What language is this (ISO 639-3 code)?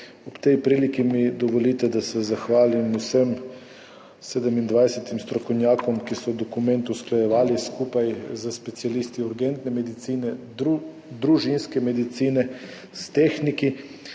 slv